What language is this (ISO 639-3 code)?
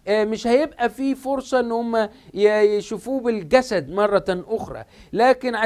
ara